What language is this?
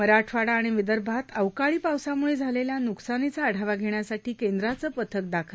Marathi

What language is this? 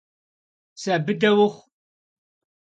Kabardian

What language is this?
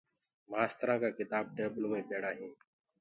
Gurgula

